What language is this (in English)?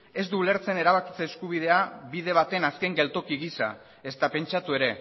Basque